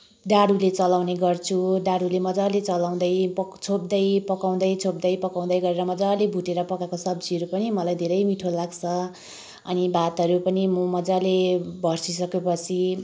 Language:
Nepali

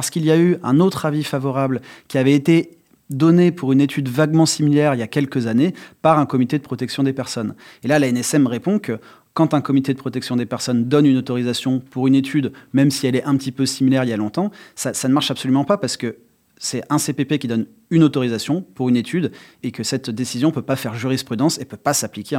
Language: French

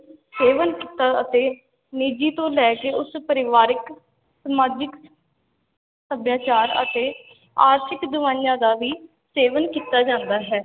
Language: Punjabi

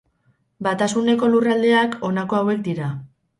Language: Basque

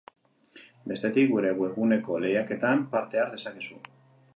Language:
Basque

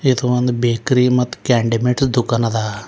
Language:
Kannada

